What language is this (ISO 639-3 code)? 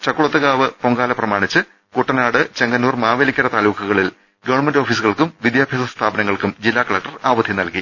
mal